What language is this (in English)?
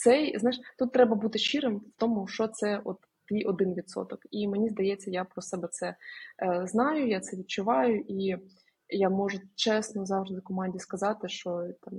Ukrainian